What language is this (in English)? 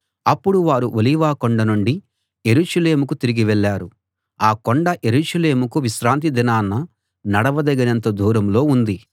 Telugu